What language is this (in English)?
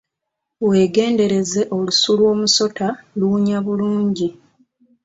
Ganda